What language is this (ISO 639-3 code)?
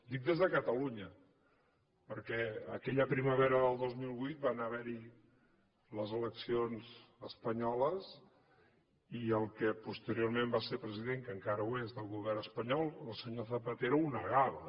cat